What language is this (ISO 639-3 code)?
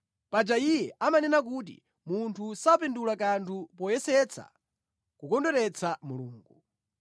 nya